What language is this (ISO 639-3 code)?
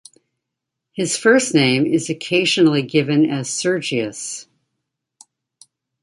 eng